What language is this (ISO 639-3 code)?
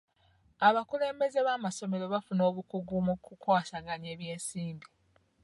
lug